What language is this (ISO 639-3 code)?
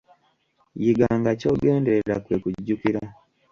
lug